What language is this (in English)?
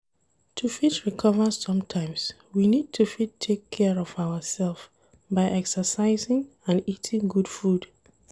Nigerian Pidgin